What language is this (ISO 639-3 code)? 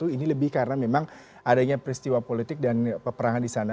ind